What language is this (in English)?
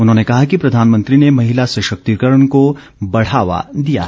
Hindi